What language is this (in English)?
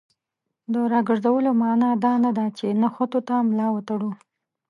Pashto